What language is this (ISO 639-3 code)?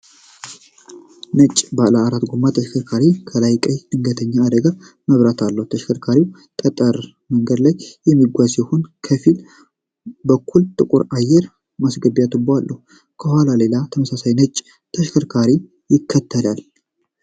amh